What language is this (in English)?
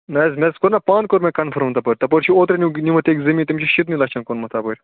Kashmiri